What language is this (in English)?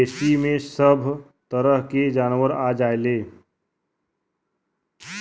Bhojpuri